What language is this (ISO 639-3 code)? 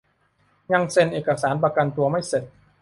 tha